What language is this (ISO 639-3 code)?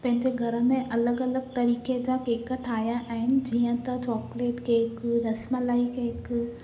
snd